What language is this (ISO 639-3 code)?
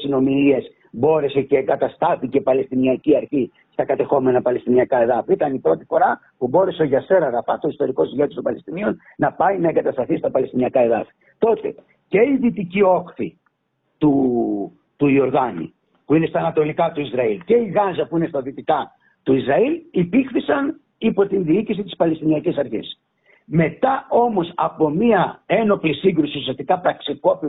ell